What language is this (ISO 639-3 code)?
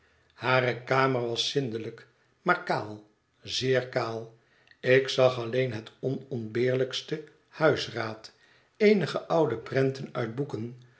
nld